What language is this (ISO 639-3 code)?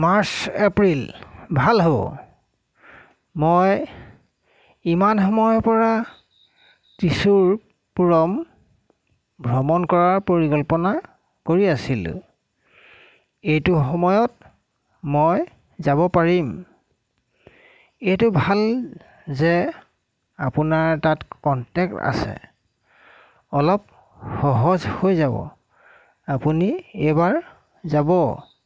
asm